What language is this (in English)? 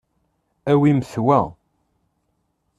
Kabyle